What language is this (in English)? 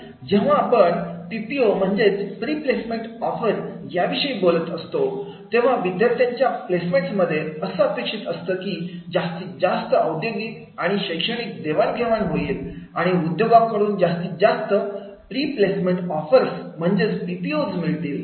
Marathi